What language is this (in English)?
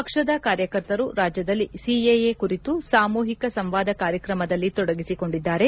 Kannada